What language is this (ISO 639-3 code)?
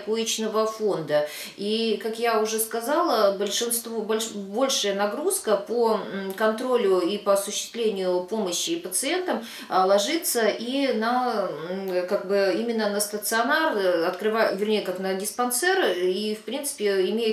rus